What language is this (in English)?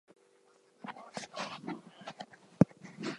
English